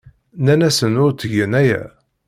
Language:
Kabyle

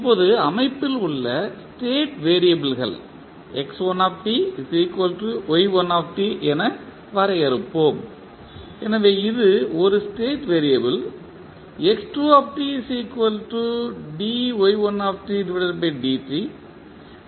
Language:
Tamil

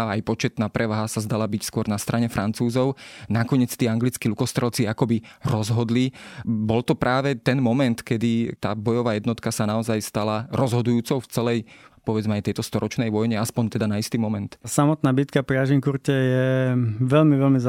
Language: Slovak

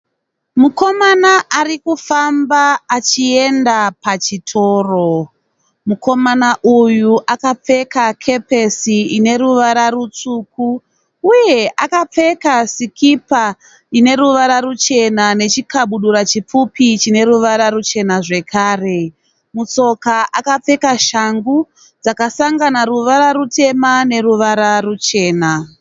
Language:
Shona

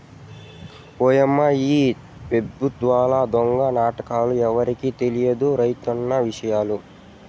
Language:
Telugu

